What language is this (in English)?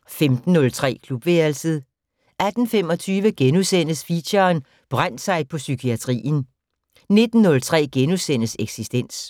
Danish